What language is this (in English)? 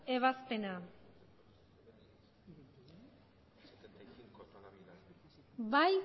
Basque